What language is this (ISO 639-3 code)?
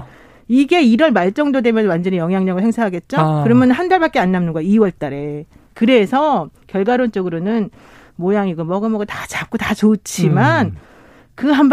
kor